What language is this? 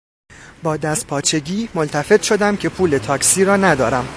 Persian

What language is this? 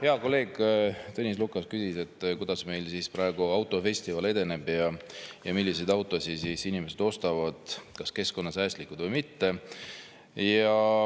Estonian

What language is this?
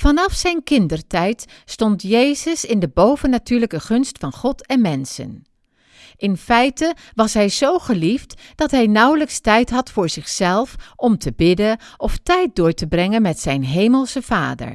Dutch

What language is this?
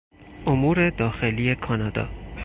Persian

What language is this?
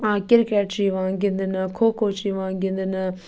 Kashmiri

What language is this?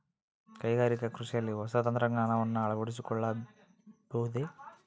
Kannada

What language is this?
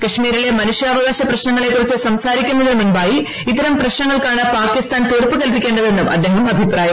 Malayalam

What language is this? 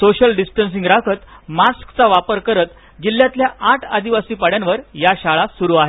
Marathi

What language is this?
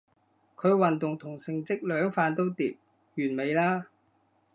Cantonese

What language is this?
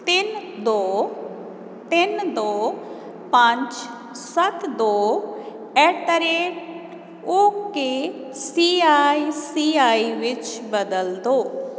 Punjabi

